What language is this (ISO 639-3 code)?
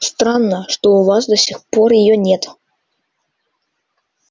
rus